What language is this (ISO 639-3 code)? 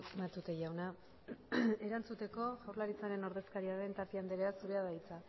eus